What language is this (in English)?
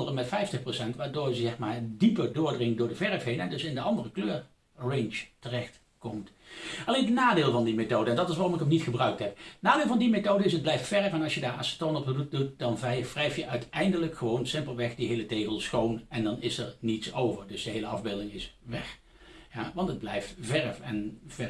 Dutch